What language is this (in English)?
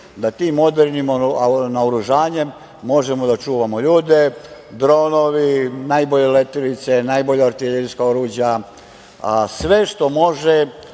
Serbian